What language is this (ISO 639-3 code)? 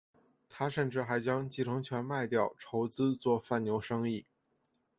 zho